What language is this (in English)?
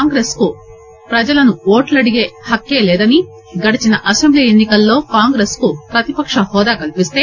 Telugu